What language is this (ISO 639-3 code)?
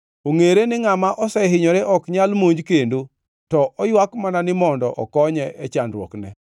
luo